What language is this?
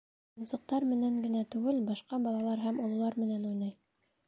Bashkir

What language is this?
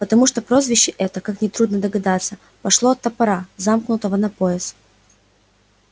Russian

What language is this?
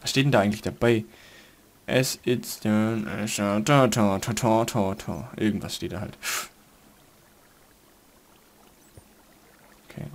German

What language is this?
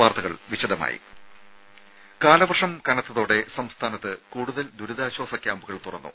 Malayalam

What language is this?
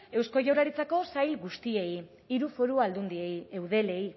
Basque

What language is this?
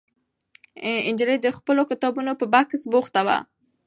Pashto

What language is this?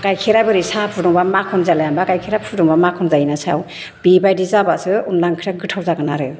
Bodo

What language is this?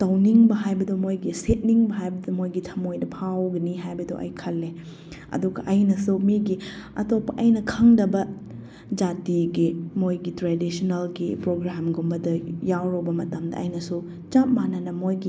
Manipuri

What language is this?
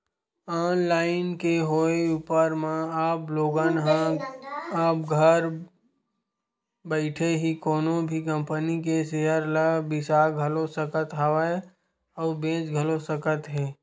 Chhattisgarhi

